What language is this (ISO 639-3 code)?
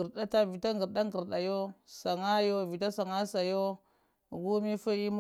hia